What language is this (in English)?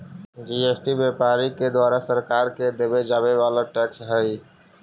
Magahi